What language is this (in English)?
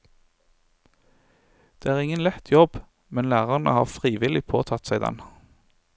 Norwegian